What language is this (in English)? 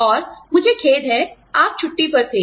Hindi